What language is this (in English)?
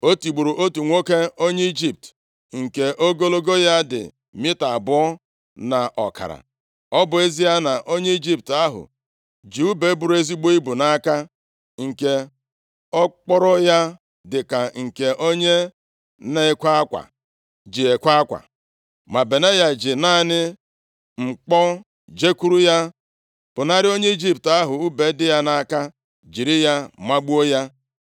Igbo